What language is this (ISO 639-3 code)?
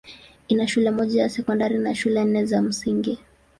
swa